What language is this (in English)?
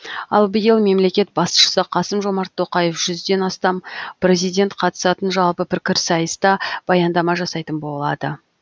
Kazakh